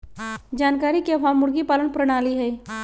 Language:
Magahi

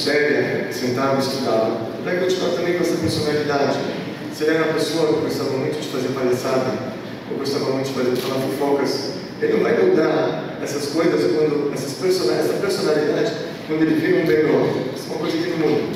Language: Portuguese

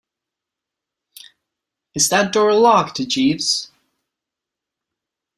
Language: English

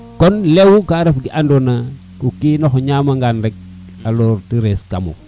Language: Serer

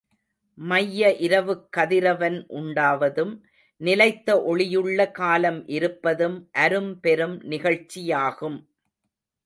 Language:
Tamil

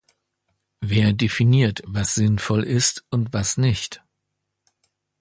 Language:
German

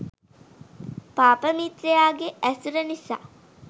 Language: Sinhala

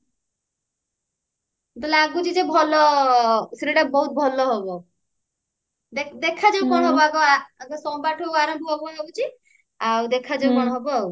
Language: Odia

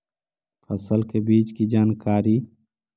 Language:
Magahi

